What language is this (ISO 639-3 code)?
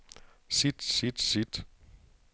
dan